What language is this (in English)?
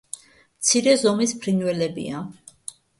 Georgian